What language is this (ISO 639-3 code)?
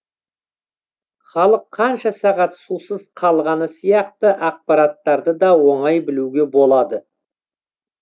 kaz